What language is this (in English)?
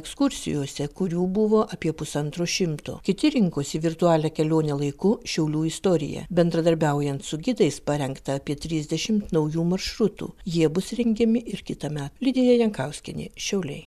Lithuanian